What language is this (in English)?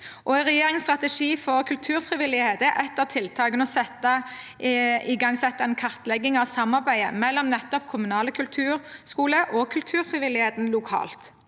Norwegian